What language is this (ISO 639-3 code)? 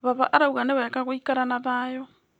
kik